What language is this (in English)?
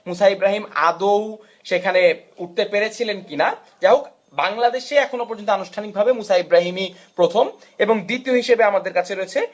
Bangla